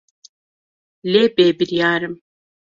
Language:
Kurdish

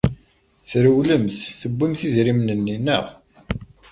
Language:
Kabyle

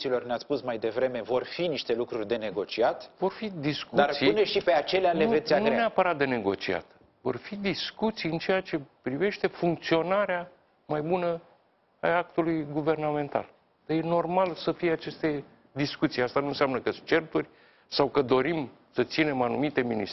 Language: Romanian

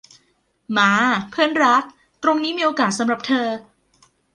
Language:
Thai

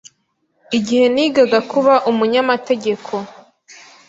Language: Kinyarwanda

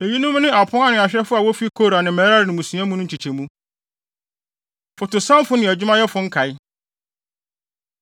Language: Akan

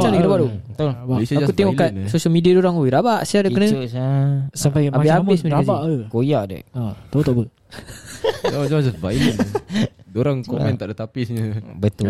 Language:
Malay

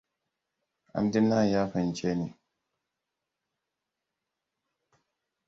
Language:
Hausa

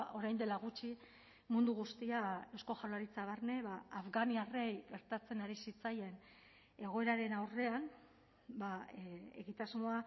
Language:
Basque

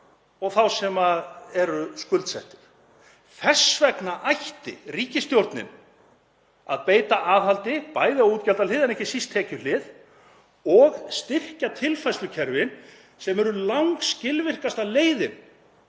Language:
Icelandic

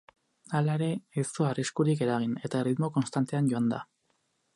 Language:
Basque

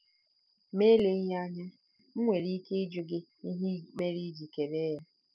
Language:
Igbo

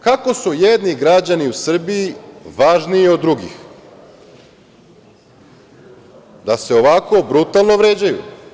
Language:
Serbian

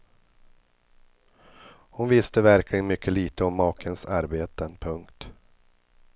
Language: Swedish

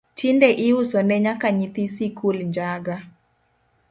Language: Luo (Kenya and Tanzania)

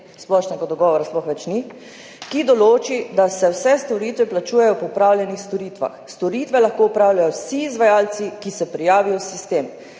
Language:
Slovenian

